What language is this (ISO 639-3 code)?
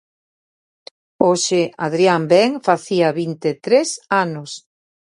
glg